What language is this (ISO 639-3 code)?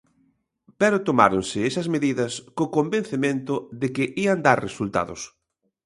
glg